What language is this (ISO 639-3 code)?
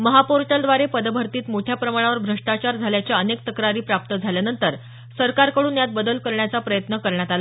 mar